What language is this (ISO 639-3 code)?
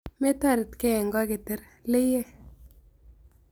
kln